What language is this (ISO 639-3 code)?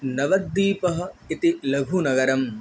san